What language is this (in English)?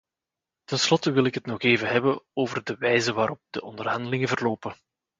Dutch